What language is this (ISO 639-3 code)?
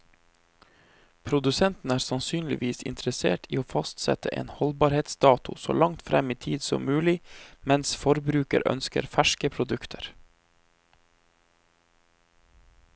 nor